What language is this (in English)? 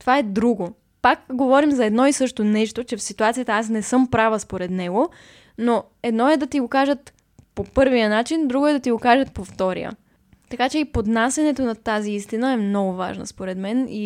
Bulgarian